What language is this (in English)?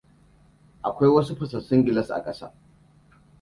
Hausa